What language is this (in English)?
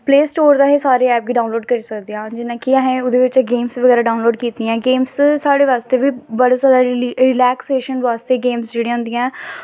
Dogri